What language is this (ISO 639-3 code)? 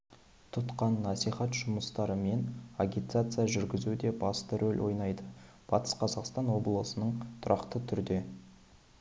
kaz